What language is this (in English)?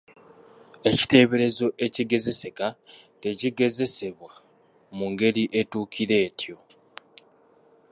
Ganda